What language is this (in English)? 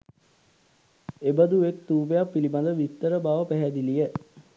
Sinhala